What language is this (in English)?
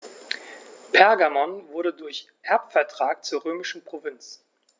German